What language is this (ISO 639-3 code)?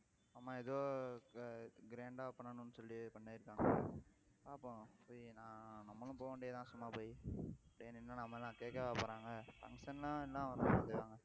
tam